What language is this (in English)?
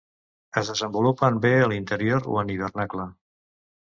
Catalan